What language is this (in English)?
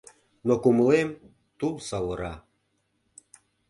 Mari